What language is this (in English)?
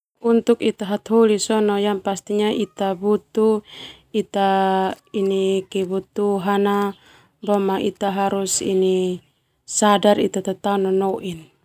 Termanu